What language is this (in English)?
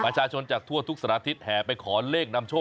Thai